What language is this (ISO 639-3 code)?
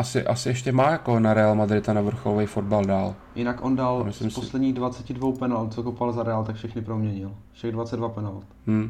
ces